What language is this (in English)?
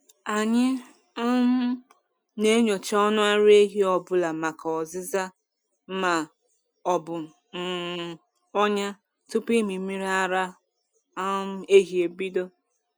Igbo